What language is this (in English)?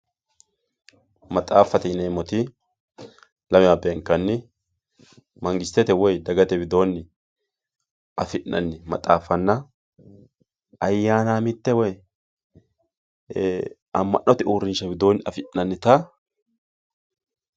Sidamo